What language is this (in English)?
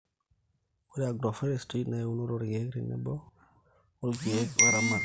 Masai